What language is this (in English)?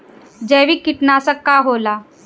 Bhojpuri